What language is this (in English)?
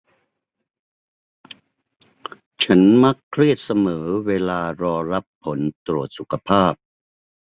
Thai